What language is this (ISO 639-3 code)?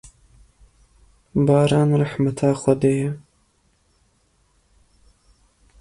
kur